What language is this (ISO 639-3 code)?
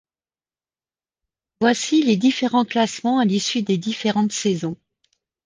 fra